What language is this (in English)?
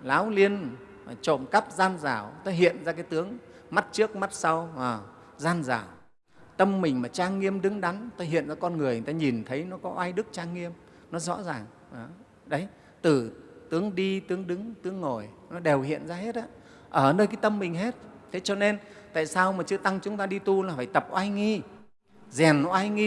Vietnamese